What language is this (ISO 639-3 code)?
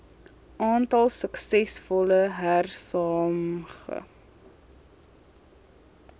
afr